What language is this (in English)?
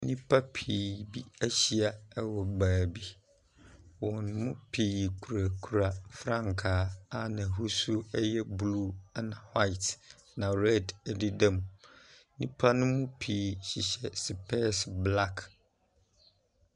Akan